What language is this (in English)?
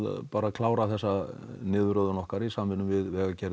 Icelandic